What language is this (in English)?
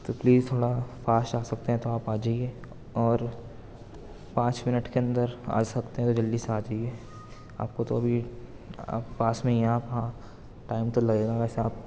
Urdu